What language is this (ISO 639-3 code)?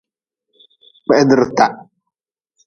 nmz